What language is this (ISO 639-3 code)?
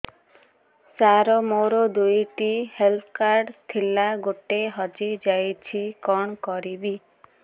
ori